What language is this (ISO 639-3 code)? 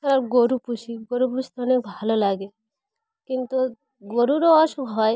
ben